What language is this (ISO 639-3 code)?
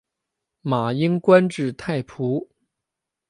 zho